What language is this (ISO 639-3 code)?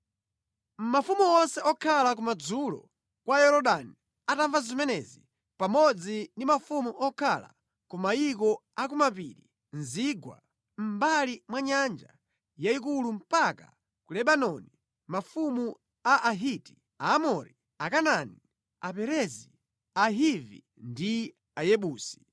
nya